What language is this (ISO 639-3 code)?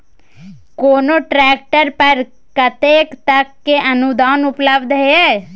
mai